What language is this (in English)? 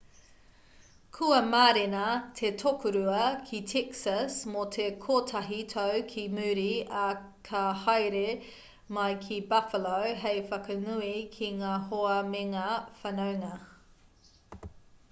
Māori